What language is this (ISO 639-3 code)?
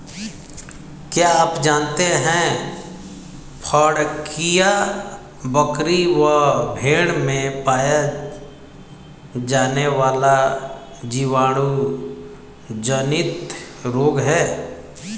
hin